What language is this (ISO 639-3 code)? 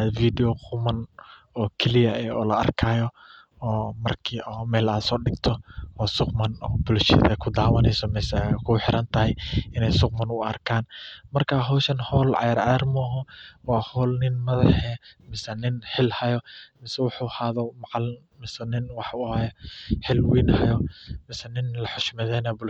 som